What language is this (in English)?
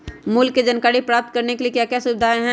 Magahi